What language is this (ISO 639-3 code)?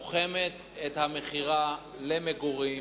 heb